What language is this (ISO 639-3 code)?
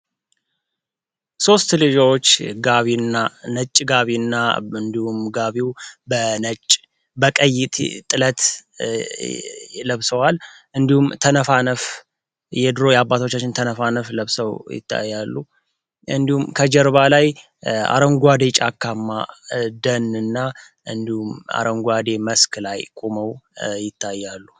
amh